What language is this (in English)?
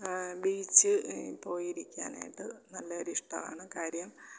Malayalam